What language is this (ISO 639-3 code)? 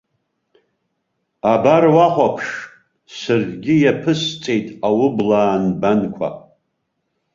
abk